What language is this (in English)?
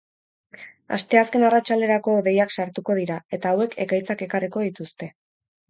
Basque